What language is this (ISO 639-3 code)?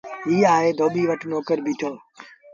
sbn